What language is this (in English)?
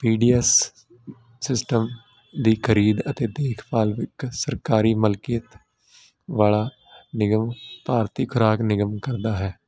Punjabi